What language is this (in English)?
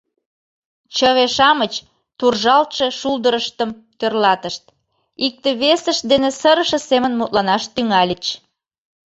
Mari